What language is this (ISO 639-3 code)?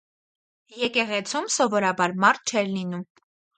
hye